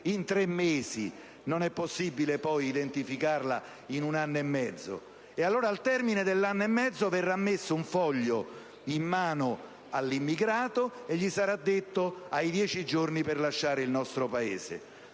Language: Italian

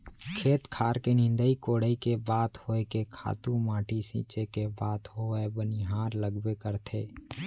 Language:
Chhattisgarhi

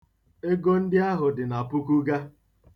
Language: Igbo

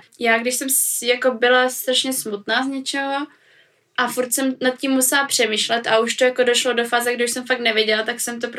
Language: Czech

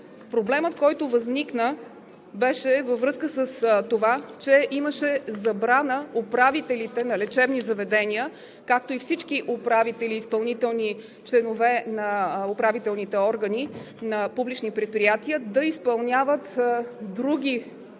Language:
Bulgarian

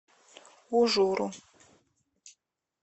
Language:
Russian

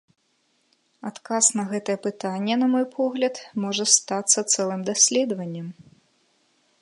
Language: Belarusian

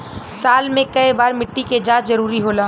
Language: Bhojpuri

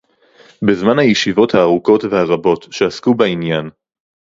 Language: Hebrew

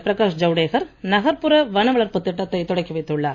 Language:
Tamil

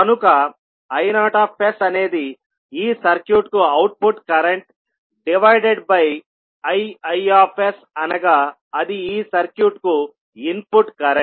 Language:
Telugu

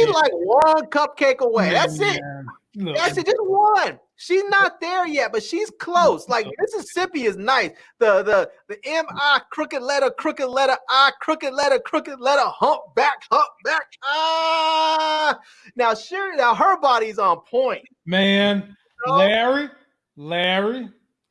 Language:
English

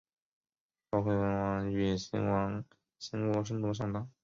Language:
Chinese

